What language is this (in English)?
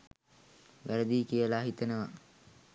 Sinhala